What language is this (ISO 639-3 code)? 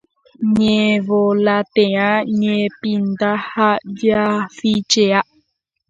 grn